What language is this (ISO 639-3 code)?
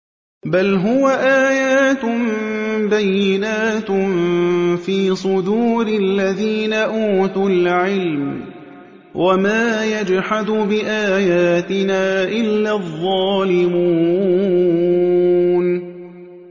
ara